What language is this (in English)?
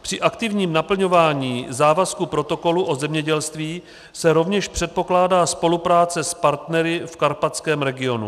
Czech